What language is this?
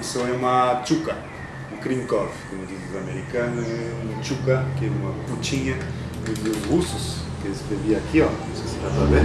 Portuguese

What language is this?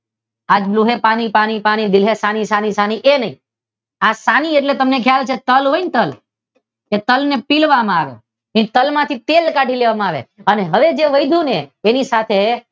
Gujarati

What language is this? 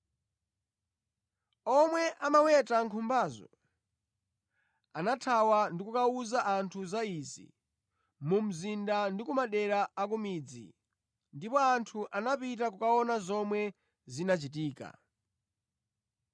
Nyanja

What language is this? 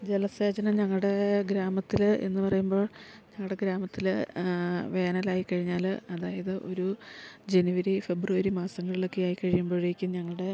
Malayalam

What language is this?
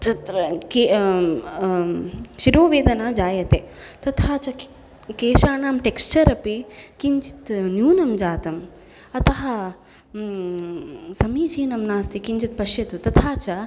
Sanskrit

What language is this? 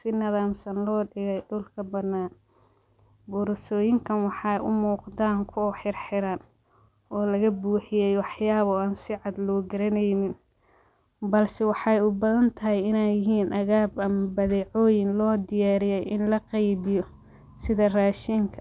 Somali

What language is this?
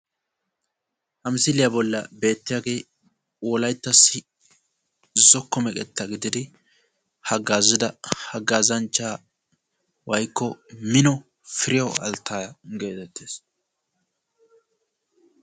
Wolaytta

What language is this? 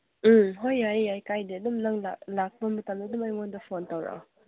Manipuri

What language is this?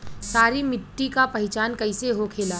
Bhojpuri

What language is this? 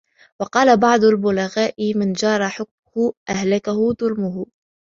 Arabic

